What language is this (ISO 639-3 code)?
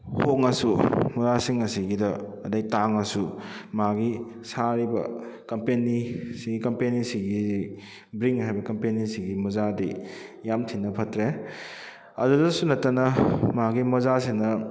mni